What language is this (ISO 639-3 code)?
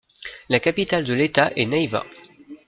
fra